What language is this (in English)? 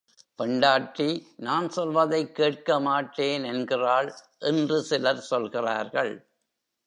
Tamil